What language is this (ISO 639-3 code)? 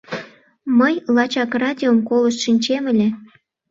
chm